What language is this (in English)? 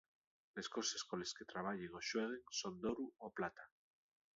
Asturian